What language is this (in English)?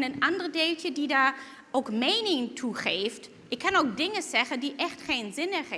Dutch